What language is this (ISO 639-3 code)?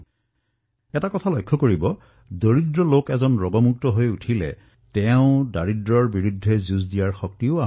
asm